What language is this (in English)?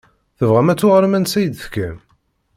Kabyle